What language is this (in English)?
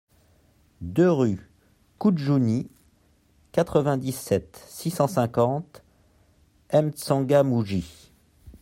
French